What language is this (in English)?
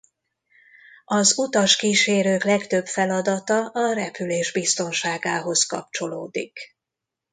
Hungarian